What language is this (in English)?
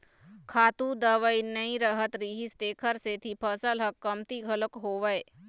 Chhattisgarhi